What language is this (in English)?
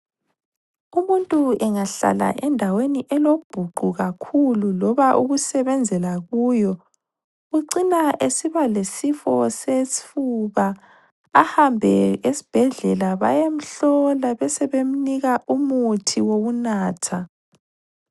North Ndebele